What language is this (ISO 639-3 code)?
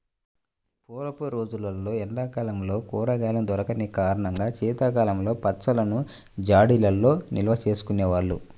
tel